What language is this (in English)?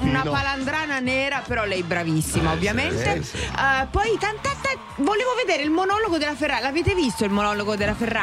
Italian